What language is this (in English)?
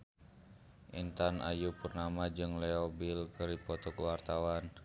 Sundanese